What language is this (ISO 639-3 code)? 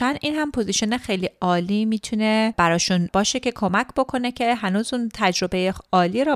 fas